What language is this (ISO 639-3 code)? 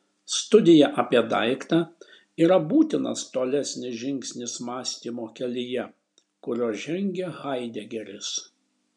lit